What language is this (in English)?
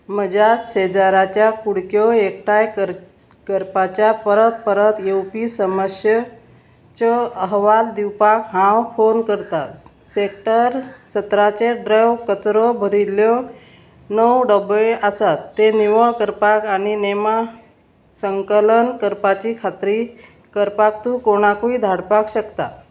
Konkani